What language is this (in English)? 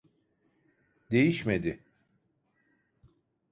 Turkish